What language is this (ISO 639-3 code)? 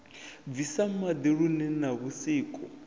ven